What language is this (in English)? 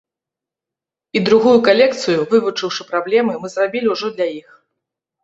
Belarusian